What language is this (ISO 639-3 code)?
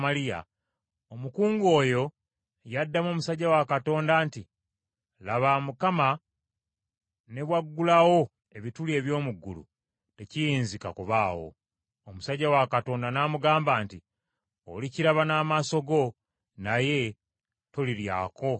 lug